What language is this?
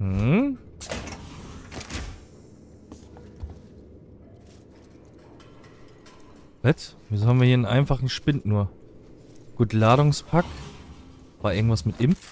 German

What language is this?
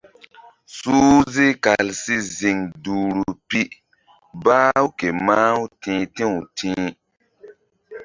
Mbum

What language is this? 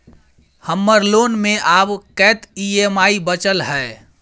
Maithili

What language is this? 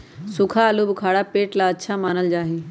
Magahi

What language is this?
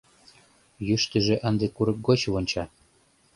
Mari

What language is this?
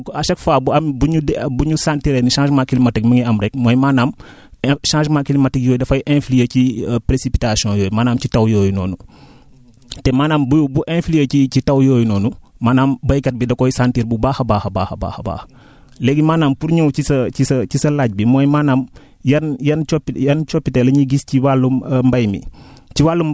Wolof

